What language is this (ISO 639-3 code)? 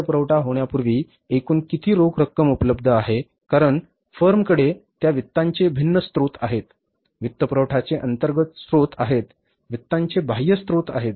mar